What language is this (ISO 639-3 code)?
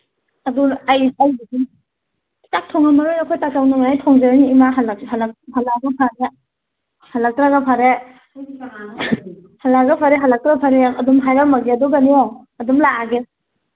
mni